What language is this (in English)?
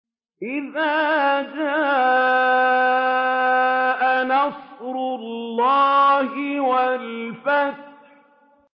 Arabic